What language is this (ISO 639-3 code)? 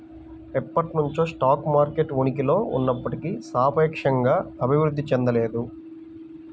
tel